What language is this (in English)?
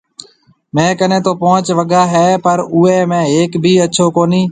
Marwari (Pakistan)